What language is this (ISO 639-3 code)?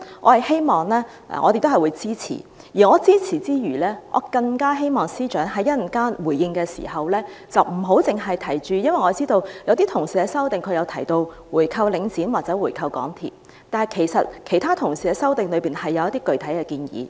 yue